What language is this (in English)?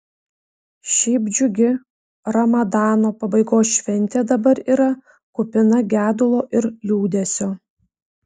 Lithuanian